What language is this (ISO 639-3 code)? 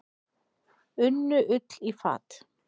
isl